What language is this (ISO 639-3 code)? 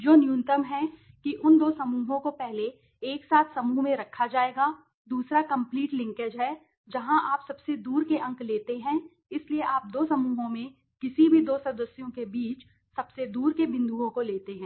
hin